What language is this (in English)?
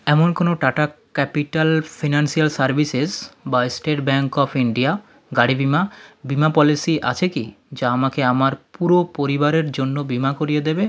Bangla